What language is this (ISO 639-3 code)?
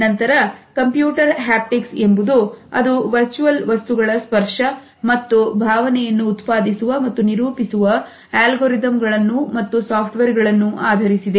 kan